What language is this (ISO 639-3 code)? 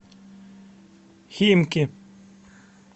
rus